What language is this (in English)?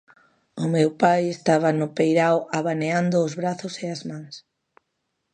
Galician